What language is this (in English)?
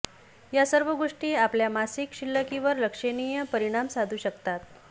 Marathi